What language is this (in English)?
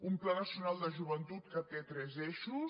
Catalan